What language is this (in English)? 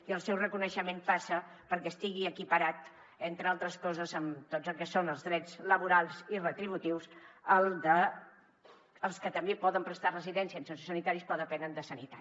Catalan